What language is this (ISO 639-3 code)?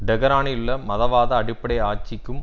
tam